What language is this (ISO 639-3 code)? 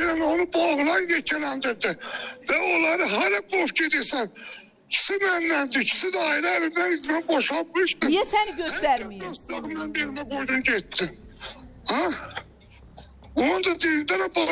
tur